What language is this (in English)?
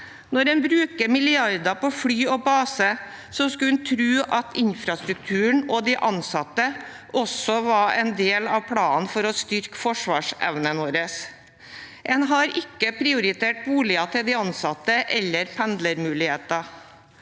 Norwegian